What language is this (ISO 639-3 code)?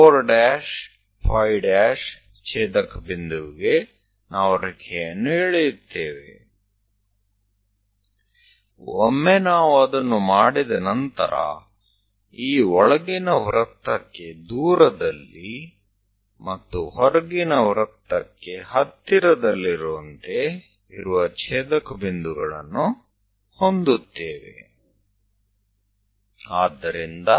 guj